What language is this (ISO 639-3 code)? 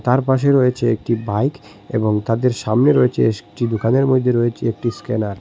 ben